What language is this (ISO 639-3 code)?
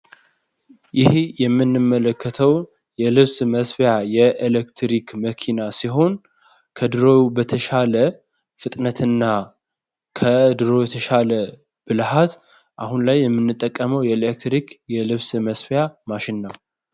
amh